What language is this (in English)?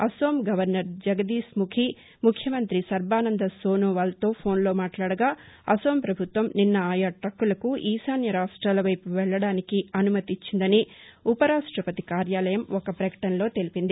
Telugu